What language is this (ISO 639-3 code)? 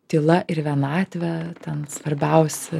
lit